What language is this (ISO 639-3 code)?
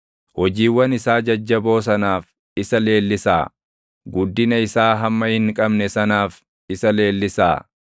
orm